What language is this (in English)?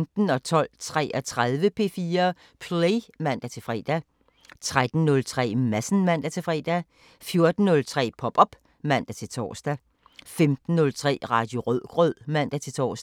Danish